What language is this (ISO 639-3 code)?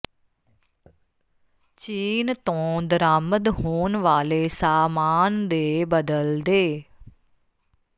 pan